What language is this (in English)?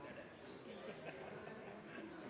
Norwegian Nynorsk